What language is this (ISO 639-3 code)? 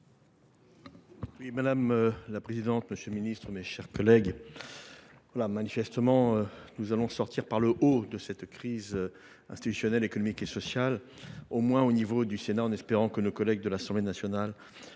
fra